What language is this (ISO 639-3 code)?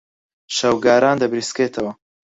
ckb